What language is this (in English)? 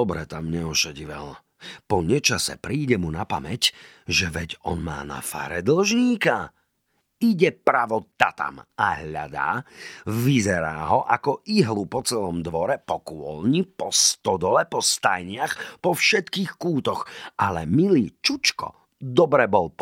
Slovak